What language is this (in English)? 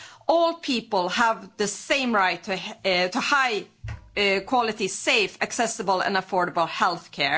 English